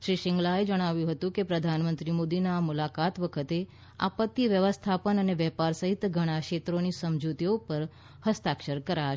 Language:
Gujarati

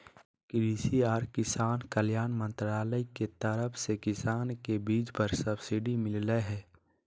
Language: Magahi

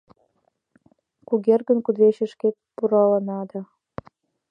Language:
Mari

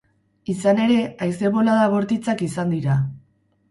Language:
Basque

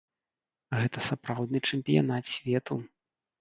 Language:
Belarusian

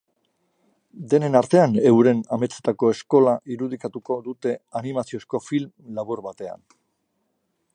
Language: Basque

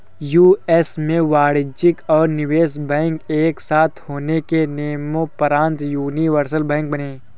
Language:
Hindi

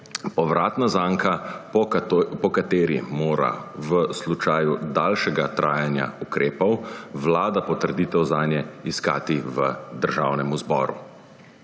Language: Slovenian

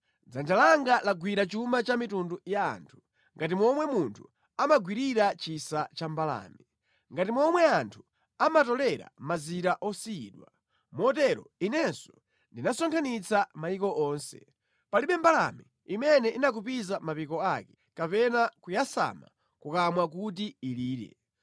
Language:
Nyanja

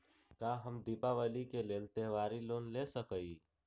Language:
Magahi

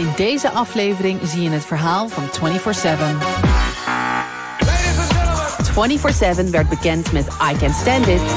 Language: Dutch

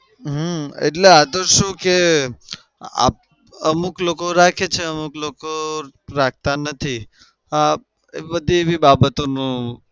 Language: Gujarati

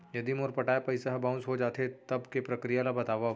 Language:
Chhattisgarhi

